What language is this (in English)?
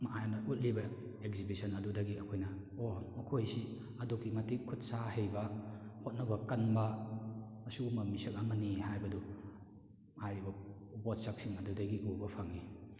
Manipuri